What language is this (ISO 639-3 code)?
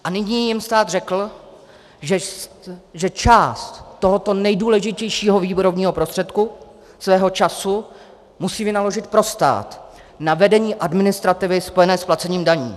ces